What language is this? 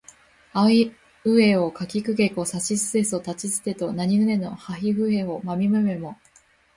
Japanese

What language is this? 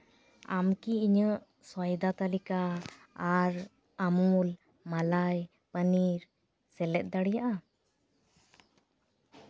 Santali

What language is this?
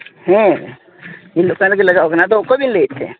Santali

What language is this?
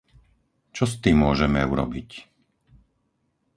Slovak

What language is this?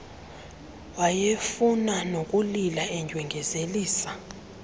Xhosa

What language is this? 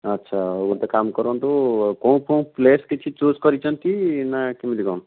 Odia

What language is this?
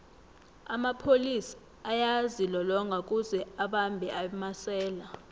South Ndebele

